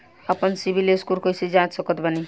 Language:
Bhojpuri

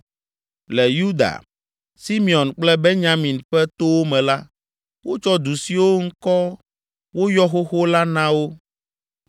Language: Ewe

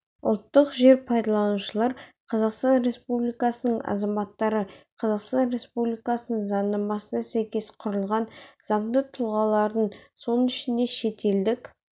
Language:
Kazakh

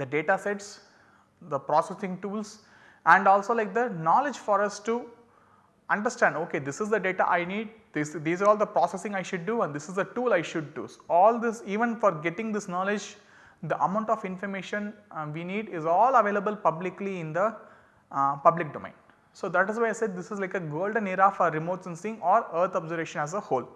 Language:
English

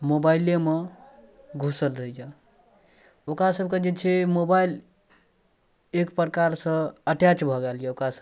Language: Maithili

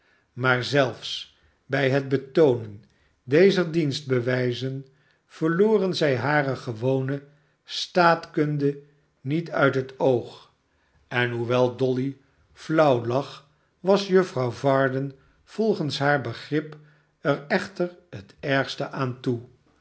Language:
Dutch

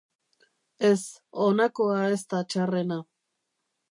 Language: Basque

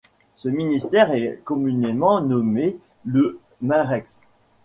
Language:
French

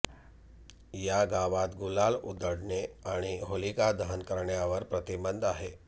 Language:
Marathi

